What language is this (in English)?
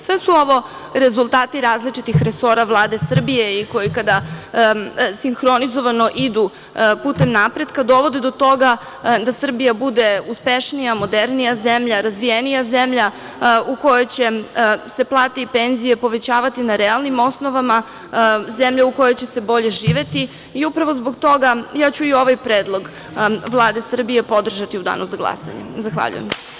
Serbian